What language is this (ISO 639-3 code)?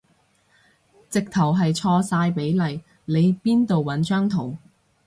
yue